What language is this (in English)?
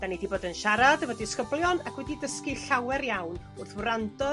Welsh